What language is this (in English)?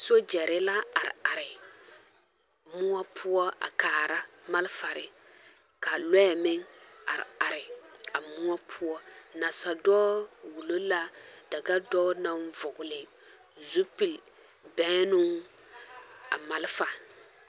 Southern Dagaare